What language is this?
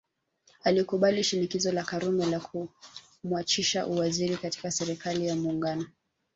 Swahili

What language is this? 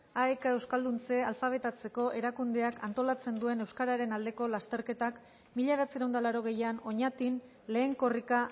Basque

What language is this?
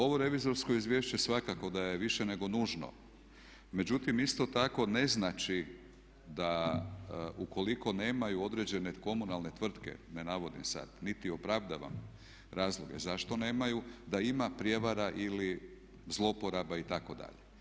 Croatian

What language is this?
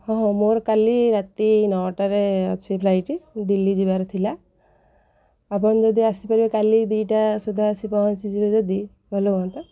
Odia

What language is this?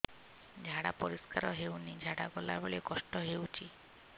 Odia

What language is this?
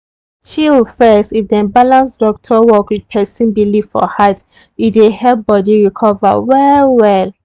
Nigerian Pidgin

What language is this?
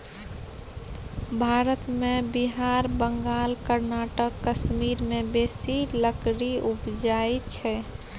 Maithili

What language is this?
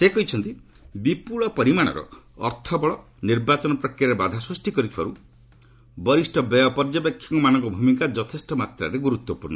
Odia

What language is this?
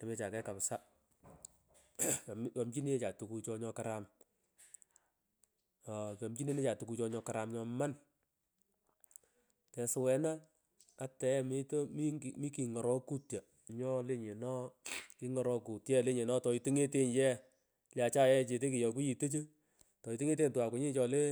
Pökoot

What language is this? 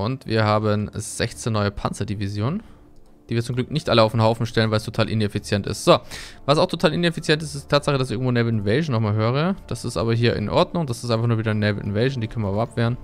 German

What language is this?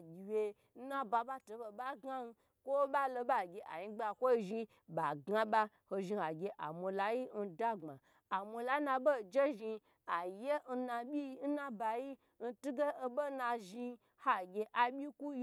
Gbagyi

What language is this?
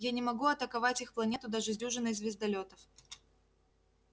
Russian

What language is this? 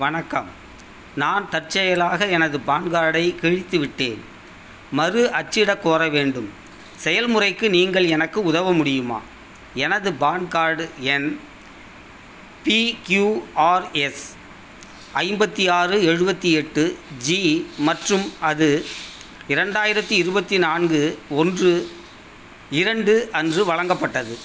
Tamil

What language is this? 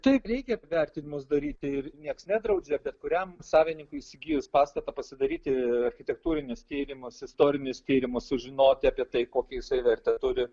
Lithuanian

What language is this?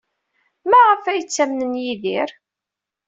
Kabyle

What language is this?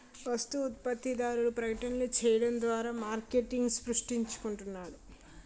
Telugu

